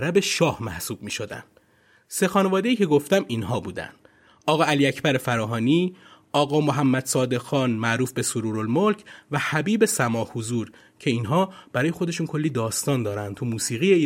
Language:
Persian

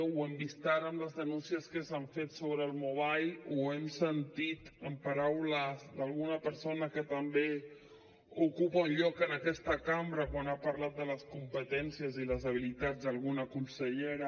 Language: Catalan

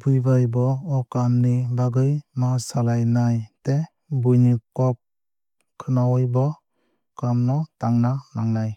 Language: Kok Borok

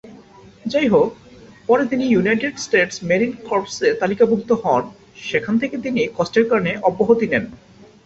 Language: Bangla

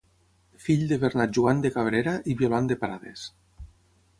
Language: Catalan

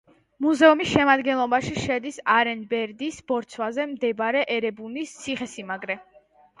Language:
Georgian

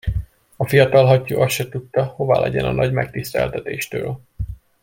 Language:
Hungarian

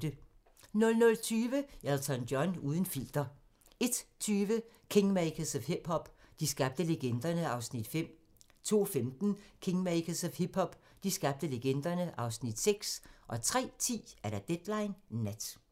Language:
Danish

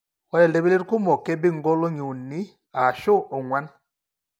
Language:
Masai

